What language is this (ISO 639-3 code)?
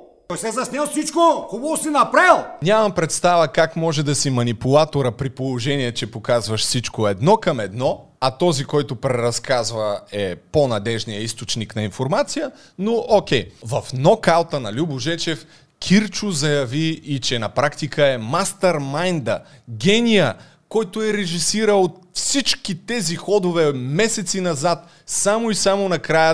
bul